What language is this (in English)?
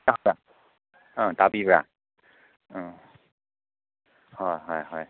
Manipuri